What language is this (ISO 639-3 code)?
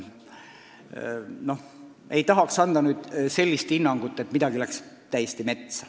est